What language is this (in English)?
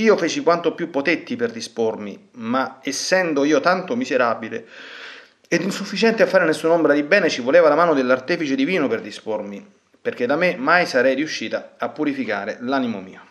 Italian